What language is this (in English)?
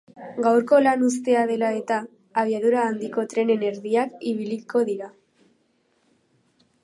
Basque